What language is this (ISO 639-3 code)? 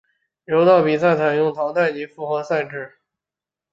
zho